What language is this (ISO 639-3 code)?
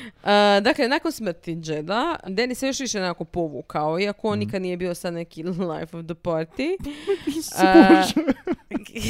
hrv